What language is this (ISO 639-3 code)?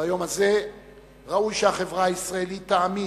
heb